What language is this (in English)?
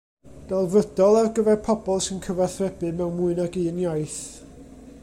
Welsh